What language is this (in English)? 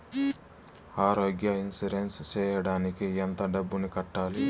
Telugu